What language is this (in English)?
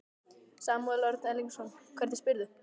Icelandic